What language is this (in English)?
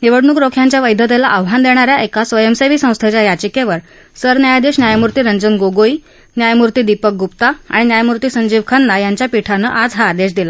Marathi